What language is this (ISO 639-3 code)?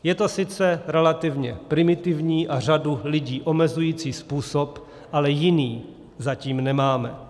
ces